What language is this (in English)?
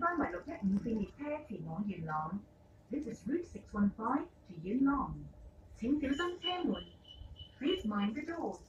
Vietnamese